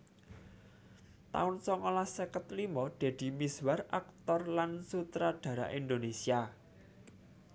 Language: Javanese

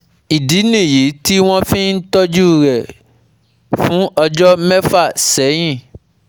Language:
Yoruba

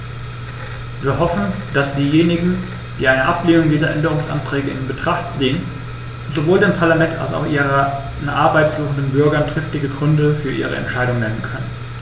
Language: German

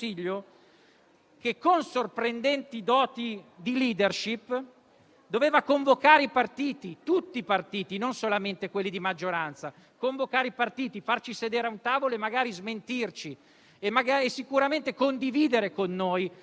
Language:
Italian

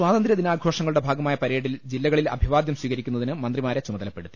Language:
Malayalam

